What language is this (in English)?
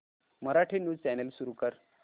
Marathi